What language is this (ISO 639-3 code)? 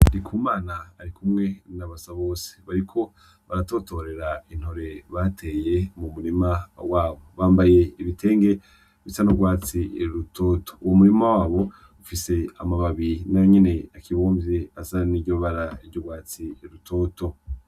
run